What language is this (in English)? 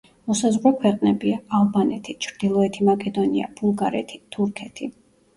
Georgian